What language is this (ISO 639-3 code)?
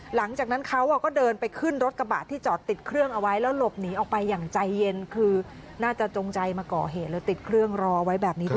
tha